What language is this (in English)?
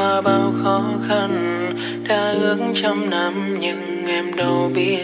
Vietnamese